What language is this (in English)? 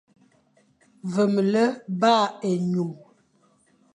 Fang